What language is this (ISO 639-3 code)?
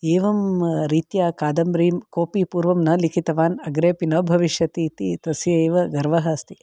san